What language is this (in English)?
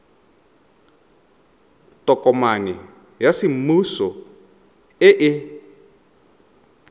Tswana